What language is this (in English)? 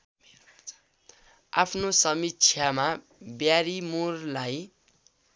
Nepali